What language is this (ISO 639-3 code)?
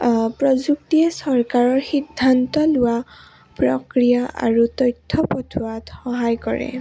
asm